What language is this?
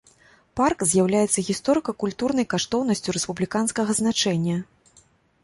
Belarusian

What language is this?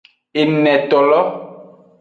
Aja (Benin)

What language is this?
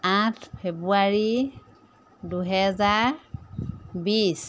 Assamese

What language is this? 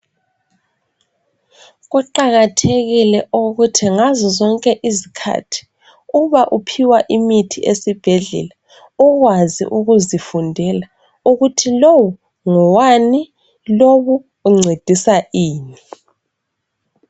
North Ndebele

